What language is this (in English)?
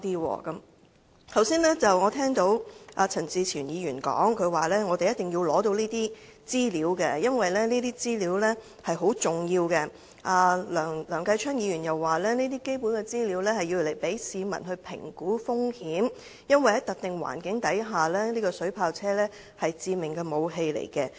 Cantonese